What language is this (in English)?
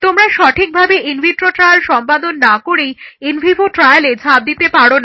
Bangla